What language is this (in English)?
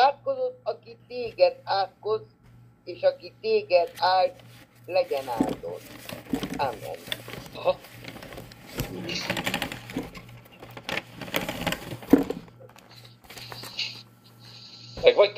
Hungarian